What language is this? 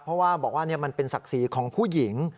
Thai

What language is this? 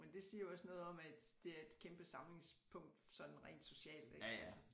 Danish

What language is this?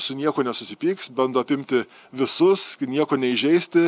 Lithuanian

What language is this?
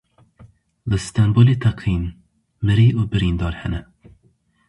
Kurdish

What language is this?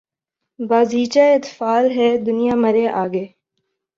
Urdu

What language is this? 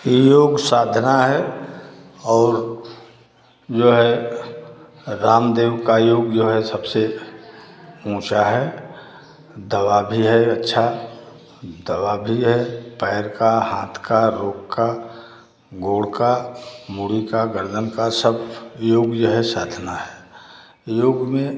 Hindi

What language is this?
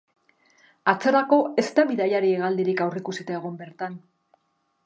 Basque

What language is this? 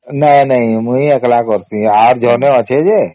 Odia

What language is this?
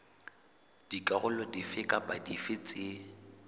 Southern Sotho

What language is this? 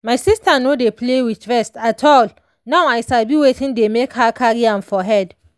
Nigerian Pidgin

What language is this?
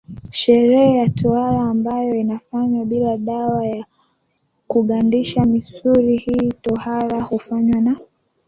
Swahili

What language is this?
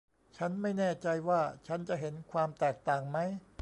Thai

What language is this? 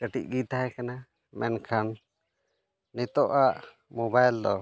Santali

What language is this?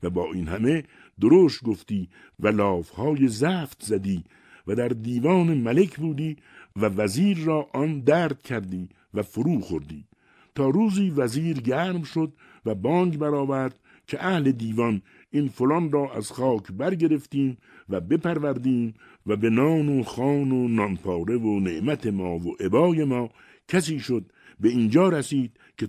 Persian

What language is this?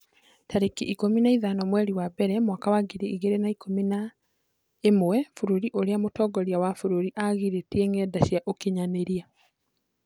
Kikuyu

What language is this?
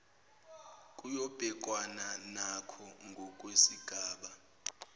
Zulu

